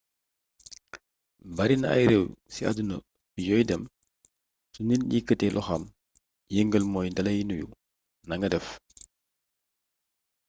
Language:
Wolof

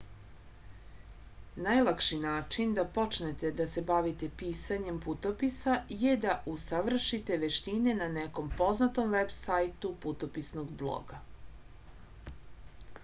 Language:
Serbian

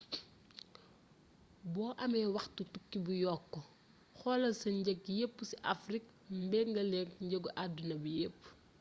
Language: Wolof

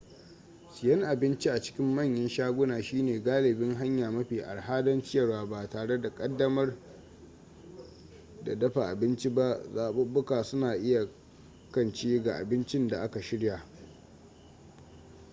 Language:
Hausa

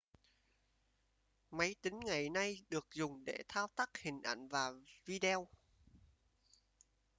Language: Vietnamese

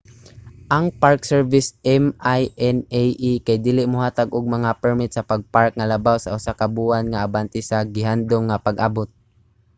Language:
Cebuano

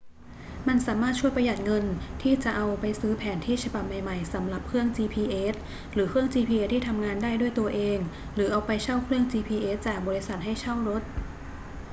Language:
Thai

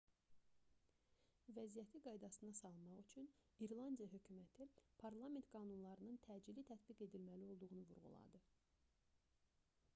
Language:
Azerbaijani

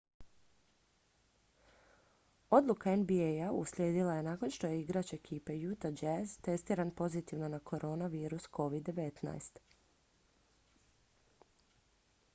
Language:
Croatian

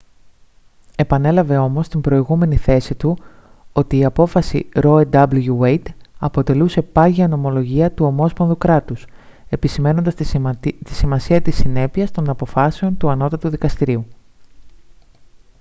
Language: Greek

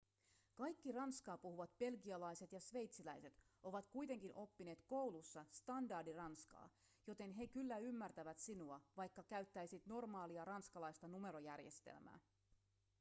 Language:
Finnish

